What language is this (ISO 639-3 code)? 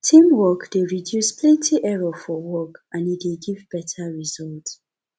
pcm